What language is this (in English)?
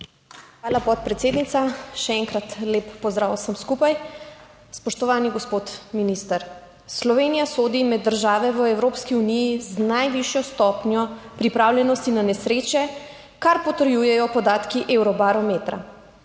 Slovenian